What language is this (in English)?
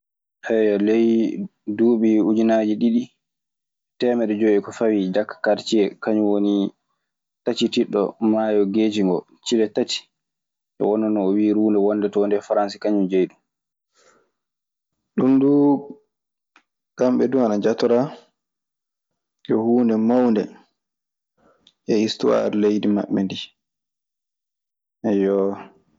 Maasina Fulfulde